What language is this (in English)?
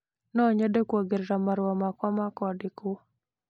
Kikuyu